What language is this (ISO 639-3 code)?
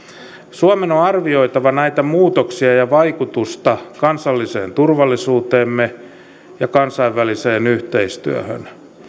fin